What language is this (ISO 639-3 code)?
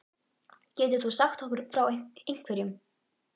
isl